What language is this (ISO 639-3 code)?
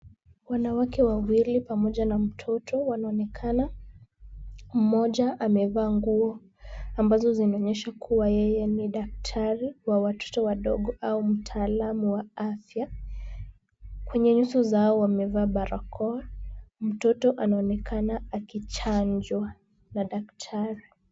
swa